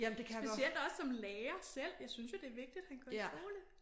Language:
Danish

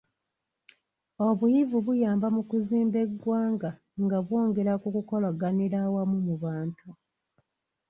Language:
Ganda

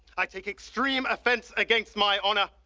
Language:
English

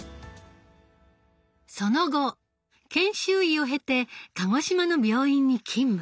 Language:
Japanese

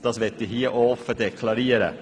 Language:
Swiss German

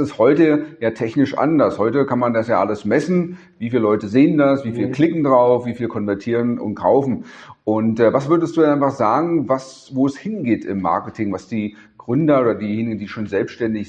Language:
German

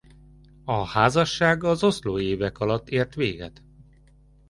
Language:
Hungarian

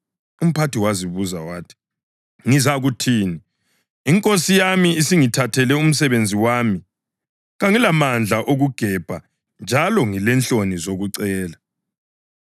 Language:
North Ndebele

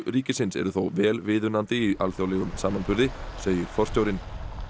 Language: Icelandic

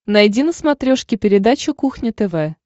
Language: Russian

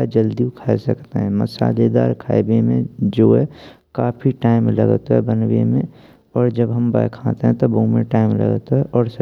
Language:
Braj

